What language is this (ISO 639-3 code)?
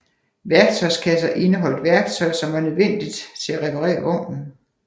dan